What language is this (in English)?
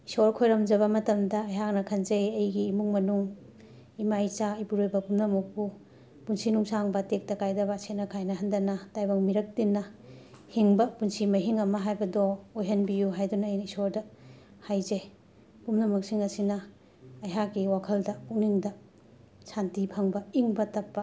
Manipuri